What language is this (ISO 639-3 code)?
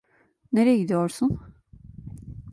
tur